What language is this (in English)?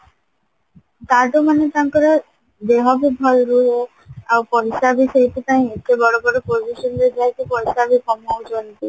Odia